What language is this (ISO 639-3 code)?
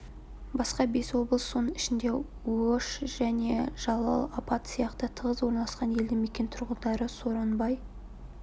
kaz